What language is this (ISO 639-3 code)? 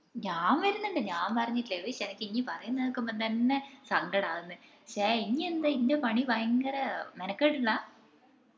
mal